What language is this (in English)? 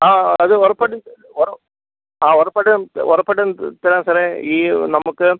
Malayalam